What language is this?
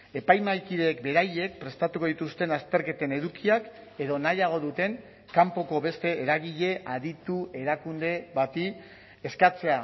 Basque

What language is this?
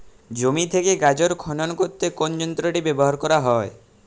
Bangla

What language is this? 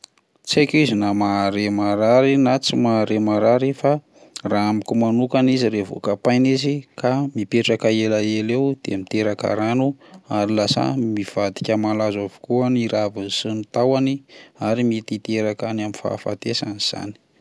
Malagasy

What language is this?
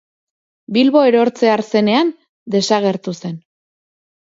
Basque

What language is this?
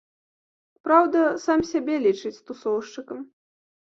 Belarusian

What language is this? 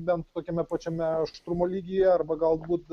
Lithuanian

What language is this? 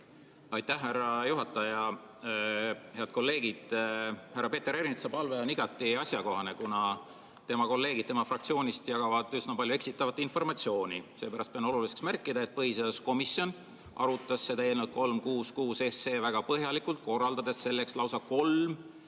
Estonian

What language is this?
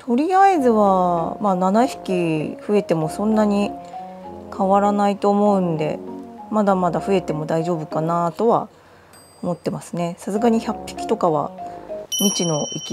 Japanese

